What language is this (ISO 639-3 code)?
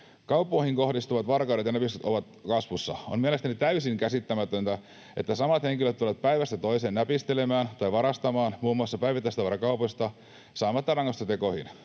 fin